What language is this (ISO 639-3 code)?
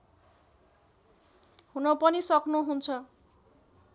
nep